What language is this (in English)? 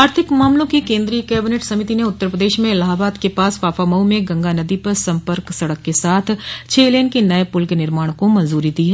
Hindi